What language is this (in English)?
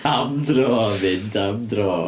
Welsh